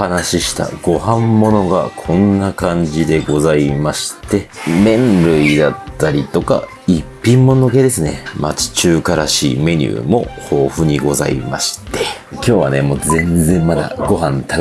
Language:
Japanese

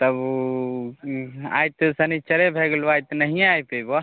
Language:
Maithili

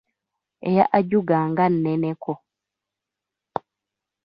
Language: Ganda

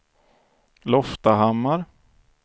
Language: Swedish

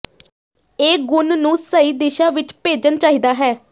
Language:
Punjabi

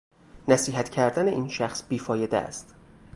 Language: Persian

